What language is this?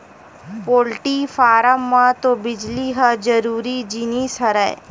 Chhattisgarhi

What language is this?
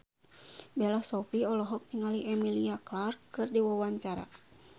Sundanese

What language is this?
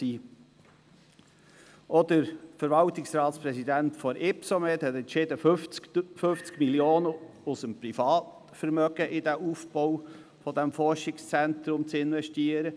Swiss German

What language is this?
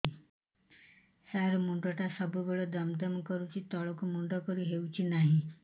Odia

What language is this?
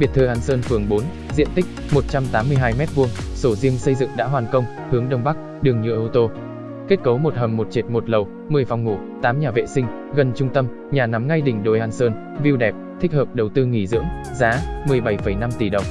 Vietnamese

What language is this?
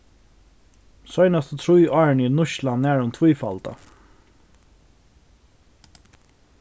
Faroese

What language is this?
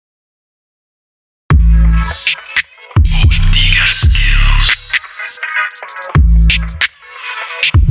English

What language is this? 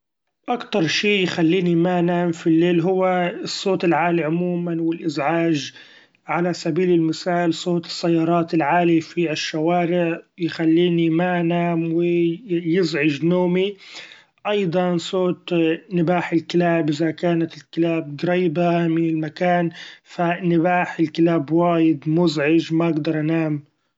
Gulf Arabic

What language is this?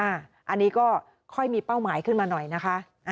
Thai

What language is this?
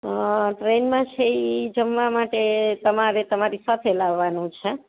Gujarati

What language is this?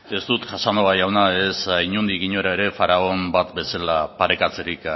Basque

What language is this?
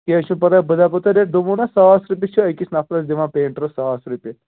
Kashmiri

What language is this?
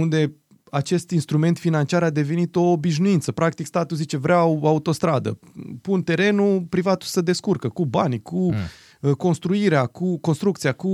Romanian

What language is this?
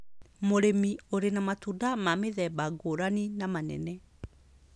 Kikuyu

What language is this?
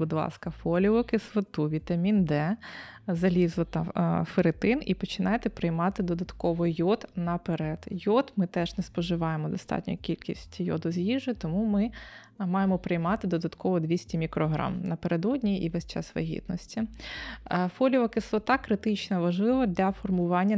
Ukrainian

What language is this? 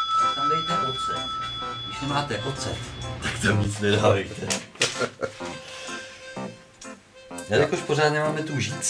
Czech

